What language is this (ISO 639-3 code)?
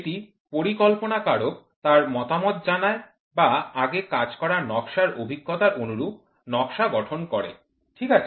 ben